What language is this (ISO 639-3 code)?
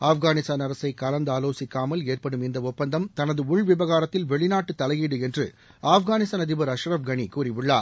tam